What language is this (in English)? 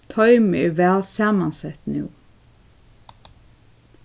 Faroese